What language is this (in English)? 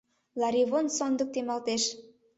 Mari